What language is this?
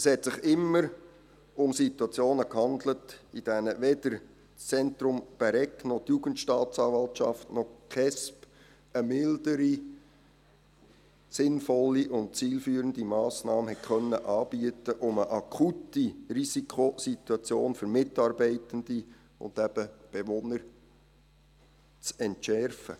Swiss German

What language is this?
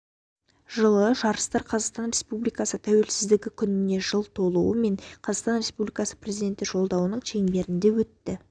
Kazakh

